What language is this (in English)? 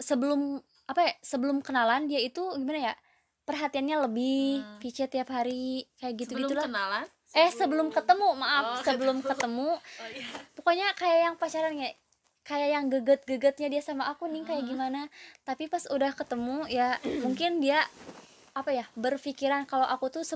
Indonesian